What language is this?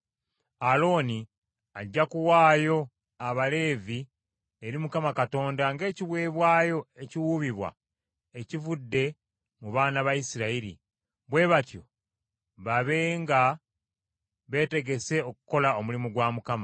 Ganda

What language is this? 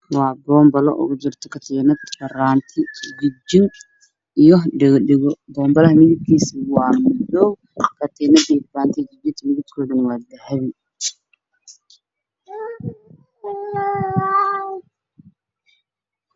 Somali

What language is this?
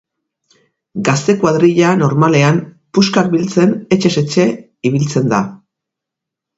Basque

